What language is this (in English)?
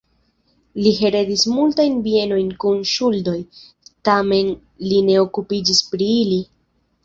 Esperanto